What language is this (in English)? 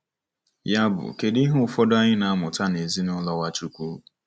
Igbo